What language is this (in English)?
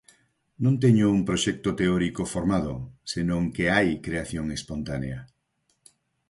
Galician